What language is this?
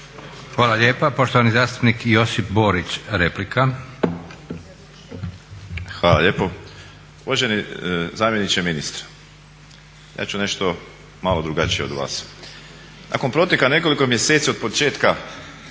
Croatian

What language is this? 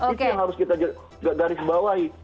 Indonesian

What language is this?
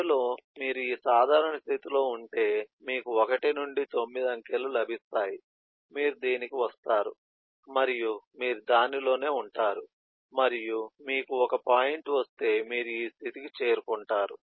Telugu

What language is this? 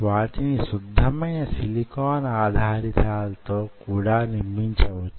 Telugu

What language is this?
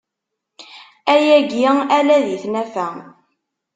Kabyle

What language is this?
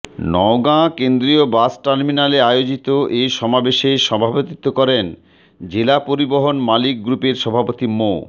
Bangla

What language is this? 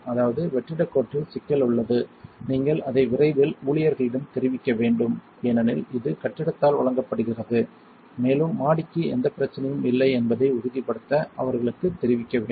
Tamil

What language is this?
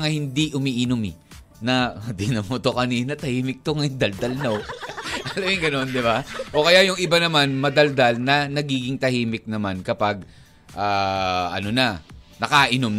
Filipino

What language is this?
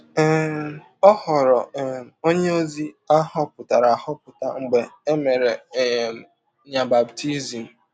Igbo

